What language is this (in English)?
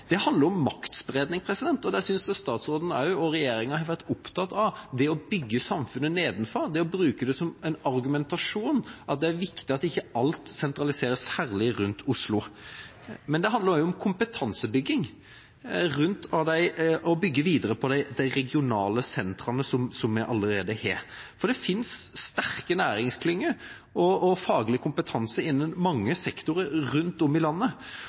Norwegian Bokmål